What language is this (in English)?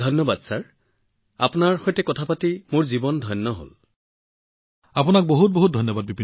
Assamese